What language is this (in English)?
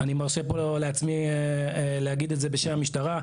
Hebrew